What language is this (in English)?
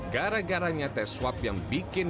Indonesian